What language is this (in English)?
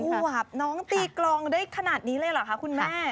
Thai